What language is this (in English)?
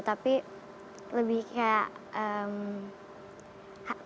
Indonesian